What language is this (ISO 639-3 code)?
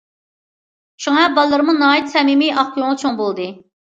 uig